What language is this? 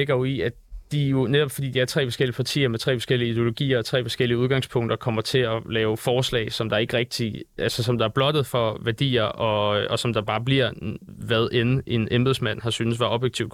Danish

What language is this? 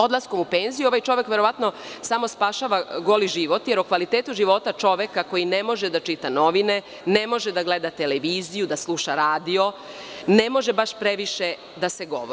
Serbian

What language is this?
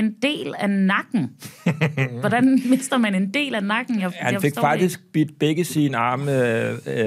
Danish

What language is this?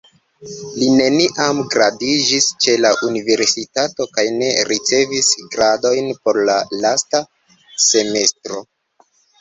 Esperanto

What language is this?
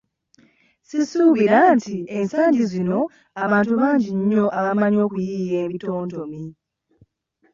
Ganda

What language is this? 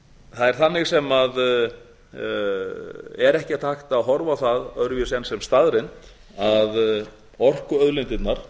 Icelandic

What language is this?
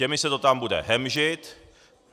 Czech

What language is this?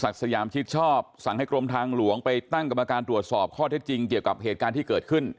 Thai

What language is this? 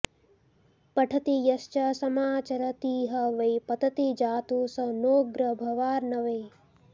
Sanskrit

